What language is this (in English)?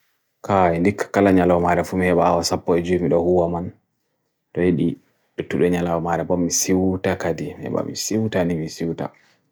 Bagirmi Fulfulde